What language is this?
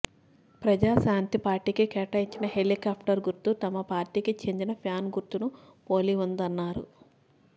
Telugu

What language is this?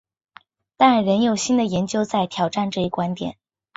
Chinese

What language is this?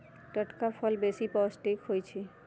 Magahi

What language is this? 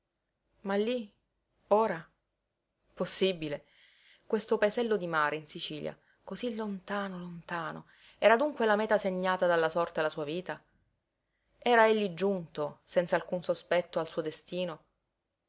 Italian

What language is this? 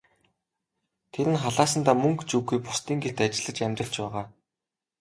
Mongolian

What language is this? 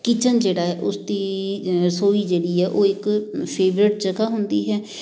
Punjabi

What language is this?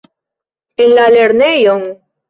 Esperanto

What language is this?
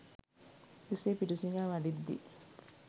Sinhala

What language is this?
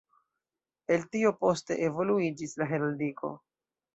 Esperanto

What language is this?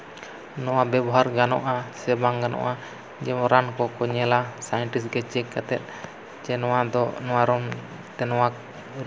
Santali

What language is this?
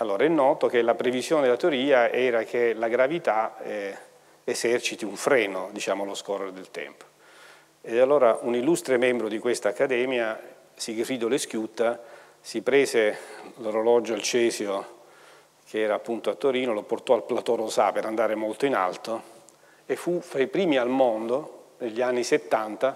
Italian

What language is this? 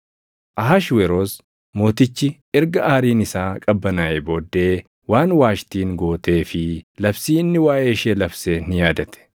Oromo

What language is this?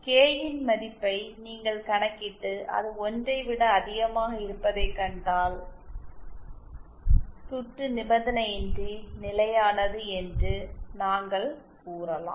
Tamil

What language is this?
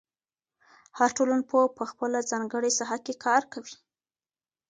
Pashto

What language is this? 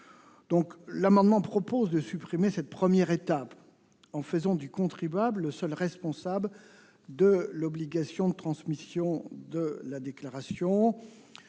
French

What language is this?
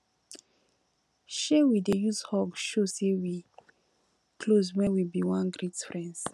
Nigerian Pidgin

